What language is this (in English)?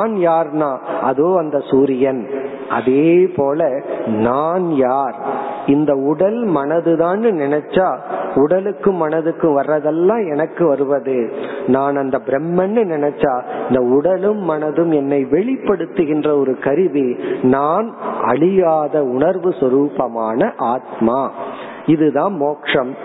Tamil